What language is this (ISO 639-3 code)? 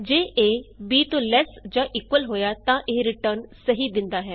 pan